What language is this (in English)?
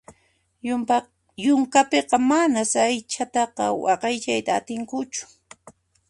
Puno Quechua